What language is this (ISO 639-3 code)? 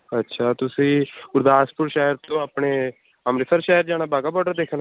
pan